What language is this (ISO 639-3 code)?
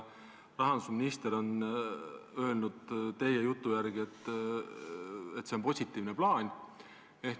est